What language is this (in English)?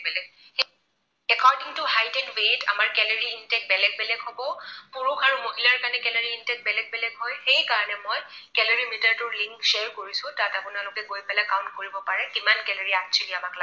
Assamese